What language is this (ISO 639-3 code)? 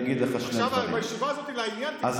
heb